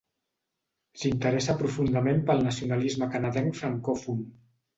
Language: Catalan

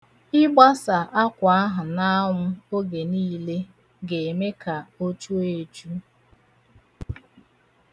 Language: Igbo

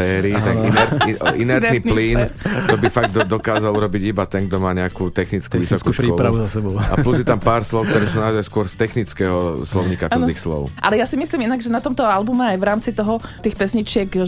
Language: Slovak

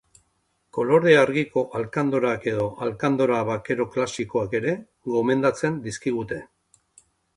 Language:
Basque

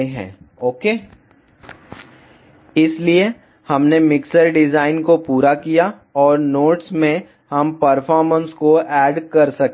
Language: Hindi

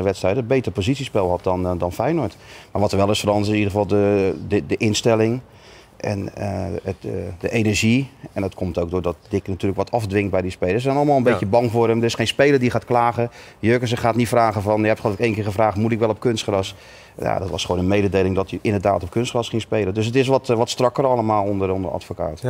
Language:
Dutch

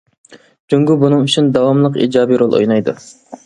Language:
Uyghur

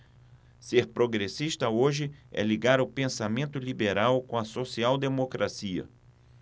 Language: Portuguese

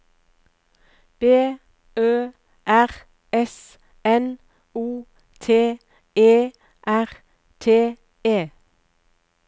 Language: Norwegian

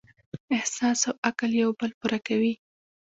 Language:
Pashto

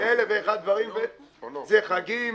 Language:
Hebrew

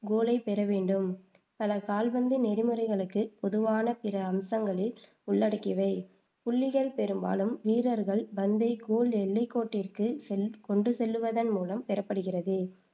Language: Tamil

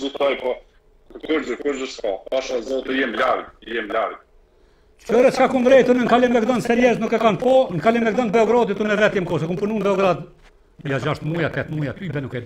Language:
Romanian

